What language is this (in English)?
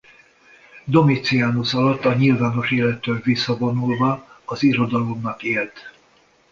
Hungarian